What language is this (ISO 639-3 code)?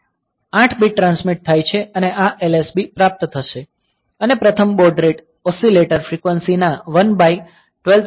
guj